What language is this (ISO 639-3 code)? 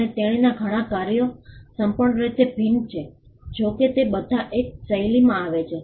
guj